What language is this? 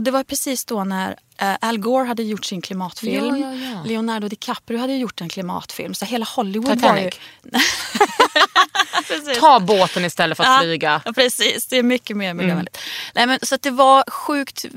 Swedish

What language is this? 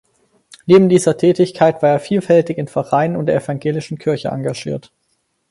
German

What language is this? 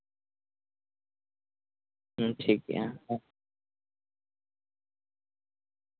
Santali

